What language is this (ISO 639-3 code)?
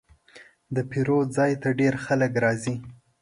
pus